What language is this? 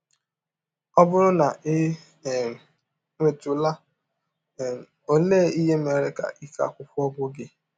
Igbo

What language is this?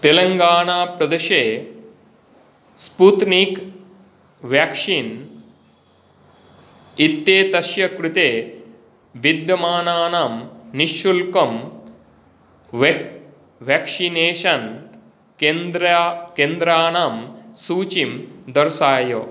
Sanskrit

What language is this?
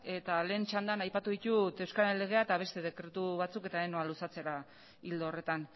Basque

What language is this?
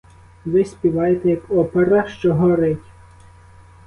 Ukrainian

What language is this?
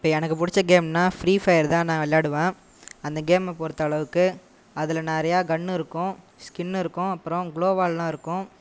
Tamil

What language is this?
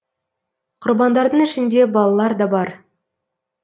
Kazakh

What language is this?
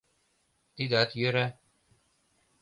Mari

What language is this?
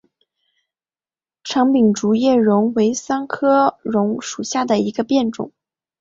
Chinese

